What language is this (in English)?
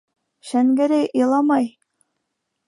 Bashkir